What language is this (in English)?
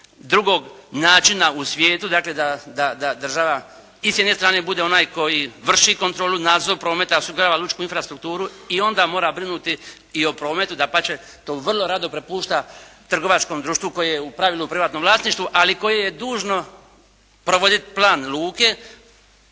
Croatian